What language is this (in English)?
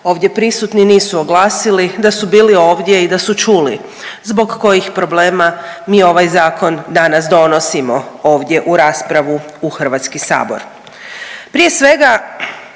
Croatian